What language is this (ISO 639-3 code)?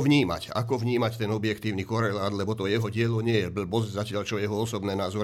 slk